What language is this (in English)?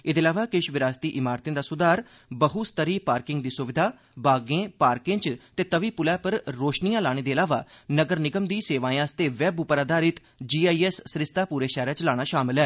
Dogri